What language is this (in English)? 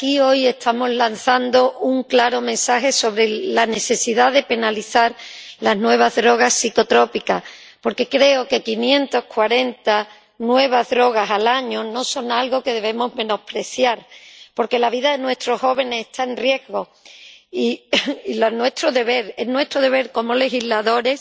Spanish